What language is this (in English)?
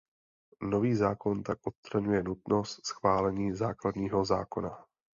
Czech